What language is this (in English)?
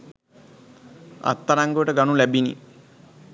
Sinhala